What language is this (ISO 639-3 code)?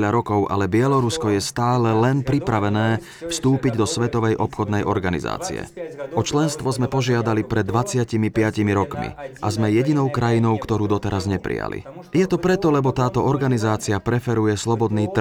slk